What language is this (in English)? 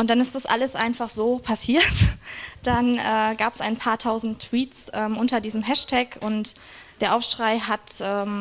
German